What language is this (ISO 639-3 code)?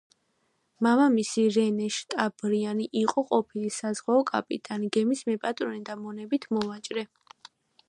kat